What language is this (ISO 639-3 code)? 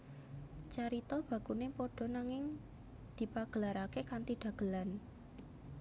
jav